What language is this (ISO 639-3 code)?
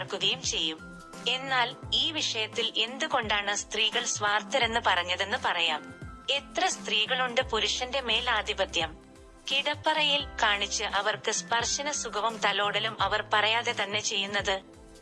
mal